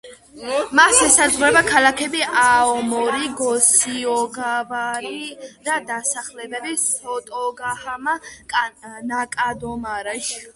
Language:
Georgian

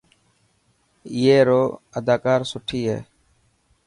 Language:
Dhatki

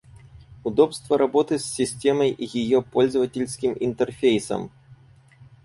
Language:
Russian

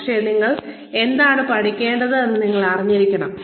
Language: Malayalam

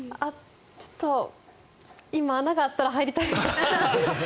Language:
Japanese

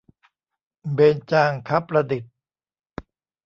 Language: Thai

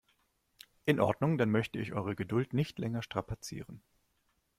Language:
German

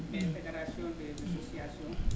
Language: Wolof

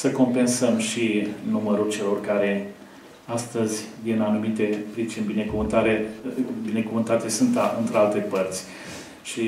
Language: Romanian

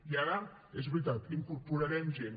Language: Catalan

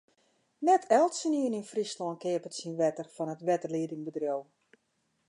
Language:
Western Frisian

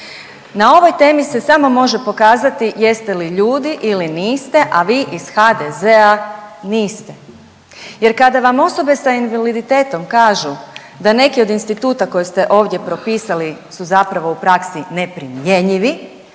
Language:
Croatian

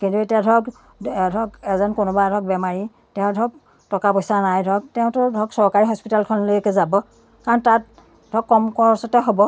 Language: Assamese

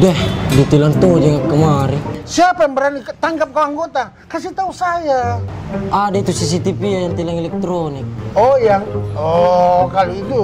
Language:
Indonesian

